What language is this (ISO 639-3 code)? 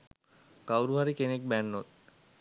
sin